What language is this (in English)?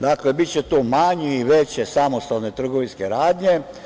Serbian